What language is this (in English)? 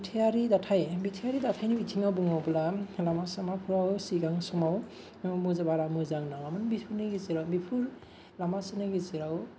Bodo